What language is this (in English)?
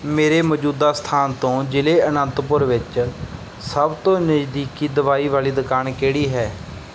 Punjabi